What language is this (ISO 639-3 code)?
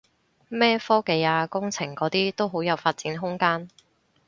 yue